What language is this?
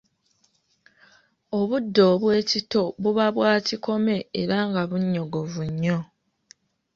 Ganda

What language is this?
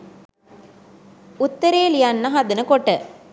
Sinhala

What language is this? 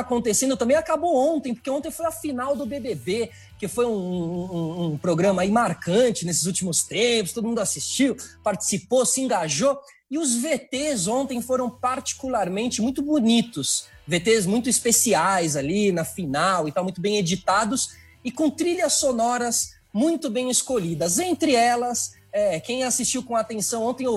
Portuguese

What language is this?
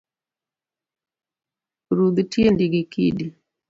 Luo (Kenya and Tanzania)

